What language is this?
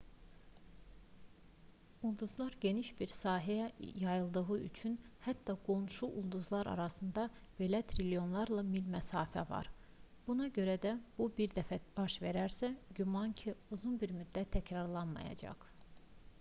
Azerbaijani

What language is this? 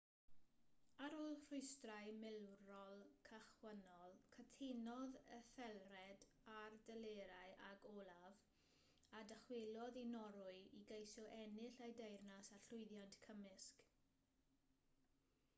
Welsh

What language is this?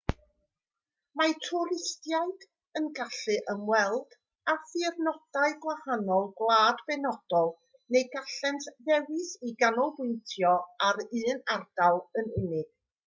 Welsh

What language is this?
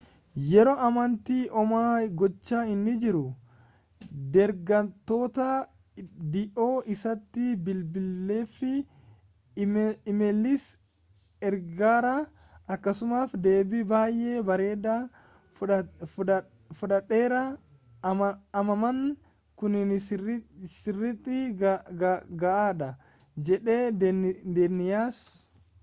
Oromo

